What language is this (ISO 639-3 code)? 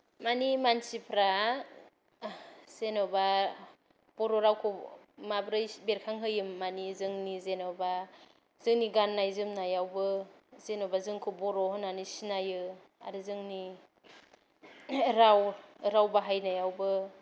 brx